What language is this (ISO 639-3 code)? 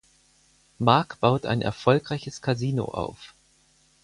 deu